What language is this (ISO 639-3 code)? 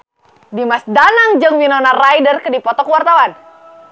sun